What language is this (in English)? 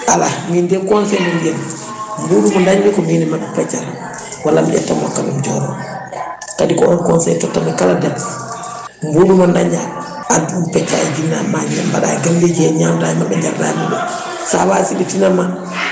Fula